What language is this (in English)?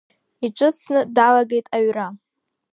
Abkhazian